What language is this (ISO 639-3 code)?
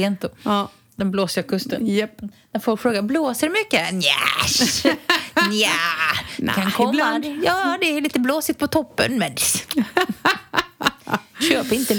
swe